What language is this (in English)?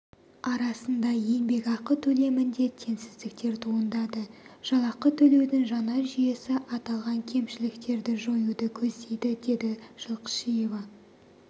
Kazakh